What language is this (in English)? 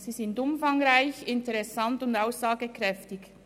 Swiss German